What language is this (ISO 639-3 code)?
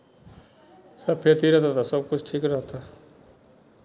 mai